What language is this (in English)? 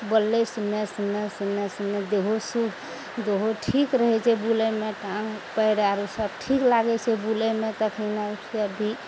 Maithili